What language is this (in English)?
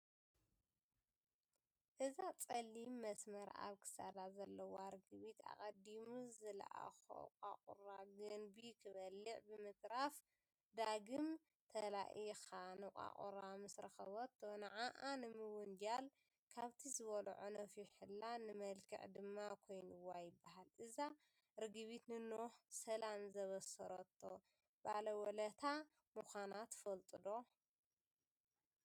Tigrinya